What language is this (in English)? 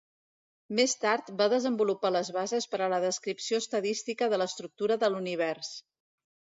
Catalan